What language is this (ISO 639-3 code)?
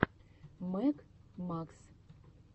rus